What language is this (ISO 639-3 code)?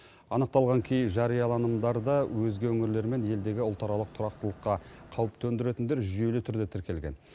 kaz